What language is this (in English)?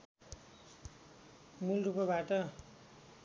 Nepali